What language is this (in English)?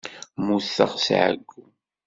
Kabyle